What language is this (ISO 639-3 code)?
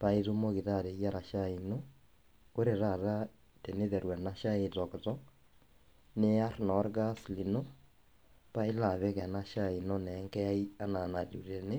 mas